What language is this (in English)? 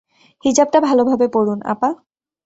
Bangla